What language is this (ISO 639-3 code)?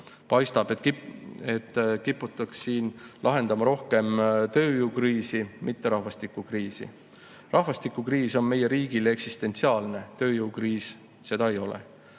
est